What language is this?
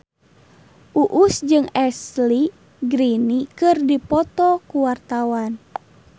Sundanese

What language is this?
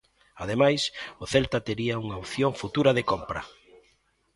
Galician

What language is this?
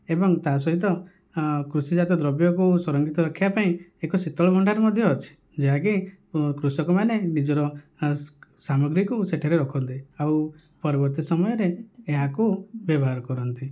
Odia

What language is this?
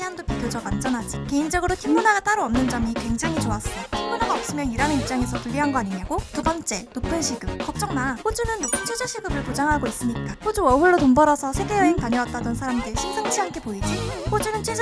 Korean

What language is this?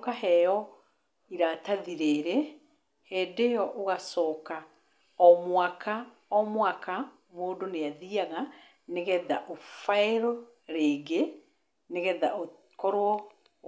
Kikuyu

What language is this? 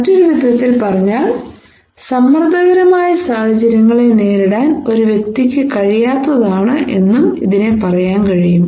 Malayalam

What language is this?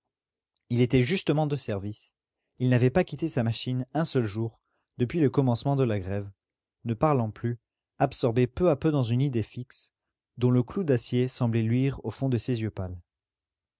French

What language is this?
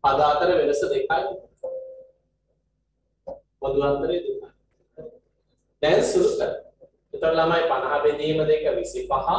Indonesian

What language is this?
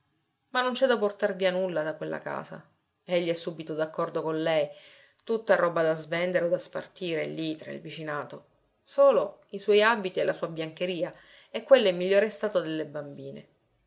Italian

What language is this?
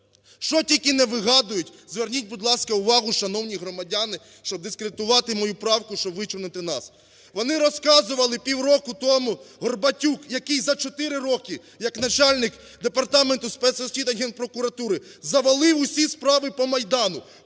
Ukrainian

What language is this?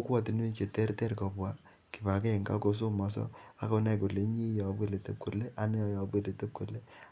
Kalenjin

